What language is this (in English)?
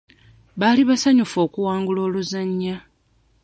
Ganda